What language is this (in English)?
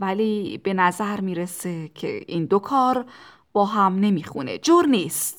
Persian